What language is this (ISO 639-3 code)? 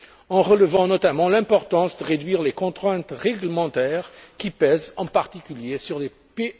fra